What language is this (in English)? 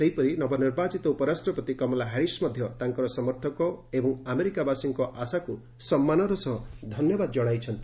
Odia